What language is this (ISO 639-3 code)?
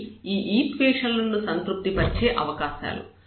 tel